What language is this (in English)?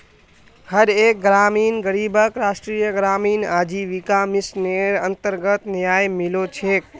Magahi